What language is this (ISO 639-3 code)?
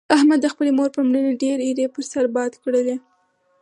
pus